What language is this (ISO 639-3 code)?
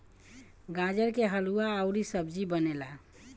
bho